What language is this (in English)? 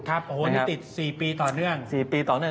Thai